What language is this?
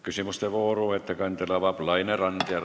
Estonian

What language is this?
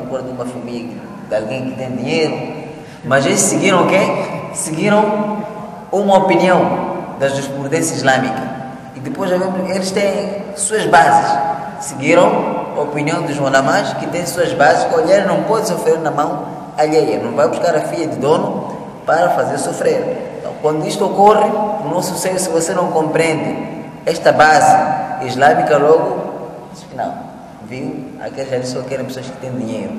Portuguese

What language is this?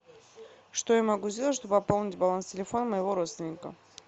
Russian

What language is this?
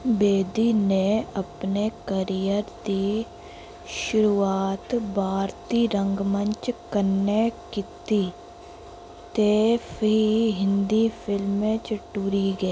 Dogri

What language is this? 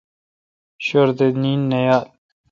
Kalkoti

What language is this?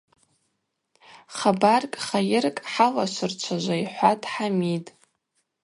Abaza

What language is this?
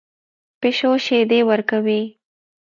Pashto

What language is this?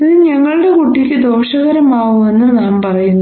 Malayalam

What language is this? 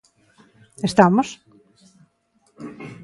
Galician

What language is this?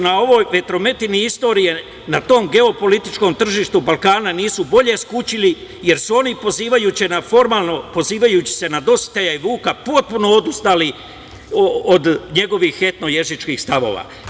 Serbian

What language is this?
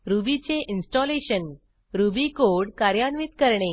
Marathi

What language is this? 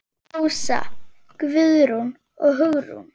Icelandic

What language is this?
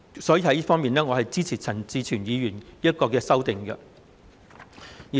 Cantonese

